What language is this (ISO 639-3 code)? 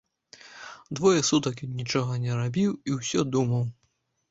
bel